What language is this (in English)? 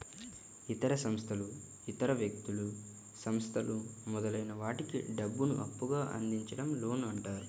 Telugu